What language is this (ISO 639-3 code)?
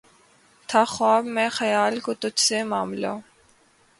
urd